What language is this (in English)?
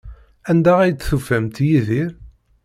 Kabyle